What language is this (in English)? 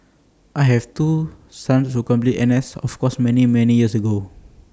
English